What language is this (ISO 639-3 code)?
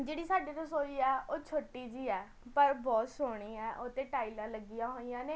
pan